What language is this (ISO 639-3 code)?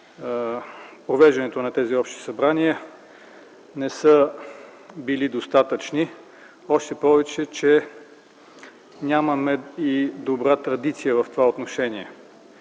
bul